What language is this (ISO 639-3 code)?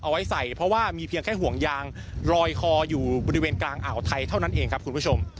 tha